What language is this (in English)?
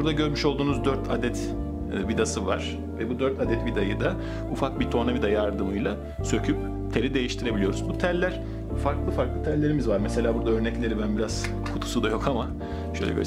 Turkish